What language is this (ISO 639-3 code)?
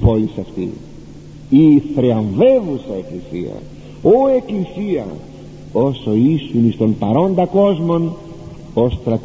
ell